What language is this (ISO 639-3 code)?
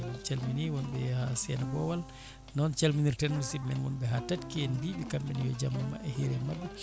ful